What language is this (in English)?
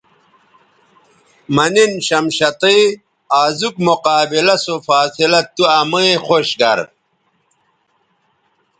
Bateri